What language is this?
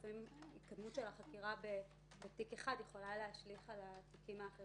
Hebrew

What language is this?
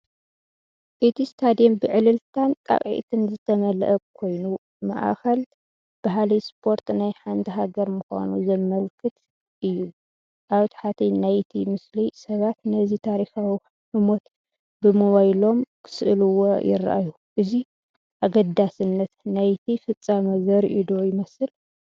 Tigrinya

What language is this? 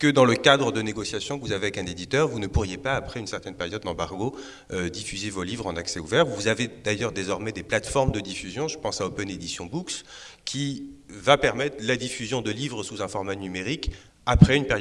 French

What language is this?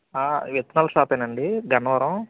Telugu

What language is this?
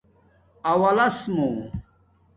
Domaaki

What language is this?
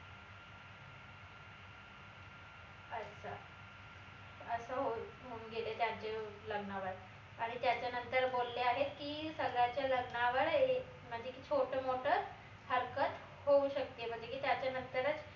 Marathi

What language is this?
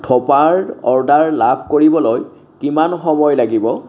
Assamese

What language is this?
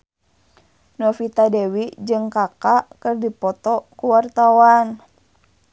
Sundanese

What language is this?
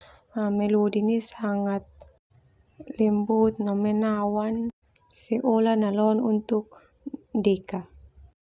Termanu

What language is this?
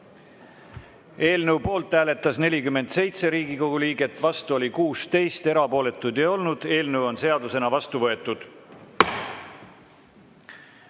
Estonian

